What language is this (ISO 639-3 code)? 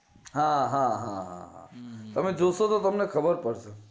guj